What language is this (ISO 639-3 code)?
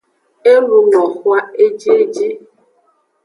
ajg